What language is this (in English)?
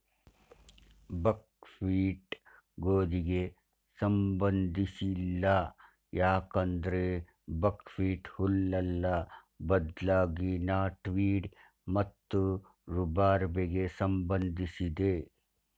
Kannada